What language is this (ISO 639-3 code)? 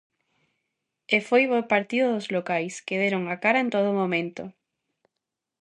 glg